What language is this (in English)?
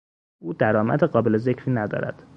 Persian